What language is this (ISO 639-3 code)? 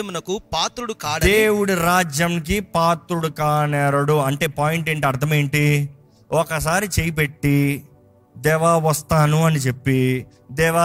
tel